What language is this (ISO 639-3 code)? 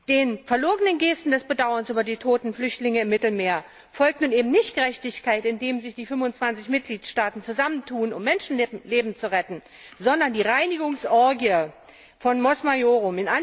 deu